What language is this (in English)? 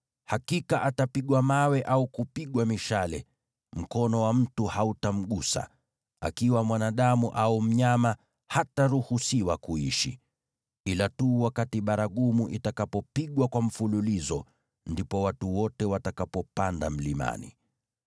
Swahili